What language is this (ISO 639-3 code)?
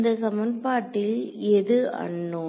tam